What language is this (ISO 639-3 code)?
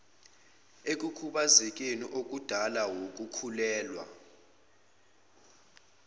zul